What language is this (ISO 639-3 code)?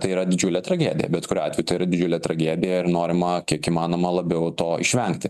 lit